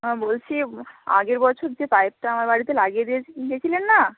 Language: Bangla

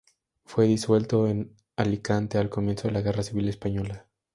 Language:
Spanish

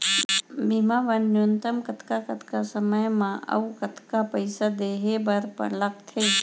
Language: Chhattisgarhi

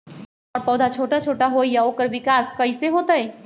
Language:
Magahi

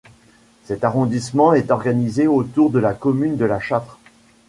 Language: French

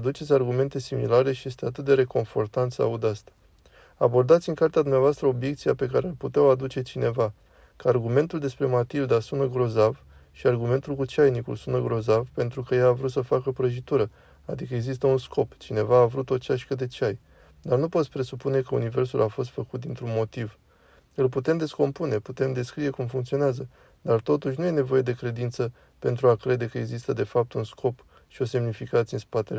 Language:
Romanian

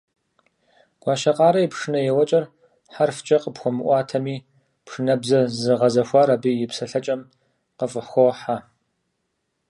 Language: Kabardian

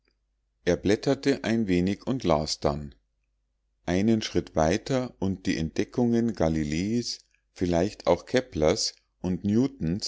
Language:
German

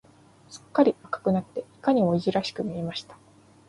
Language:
Japanese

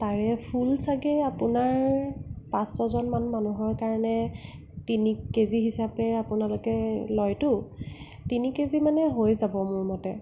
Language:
Assamese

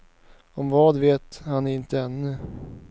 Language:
Swedish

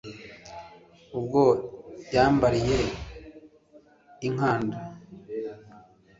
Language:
Kinyarwanda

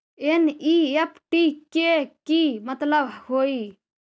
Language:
Magahi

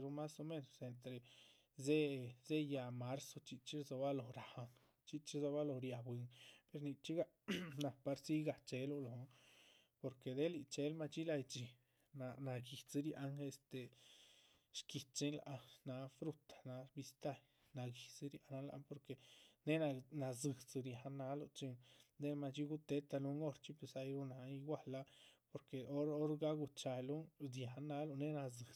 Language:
Chichicapan Zapotec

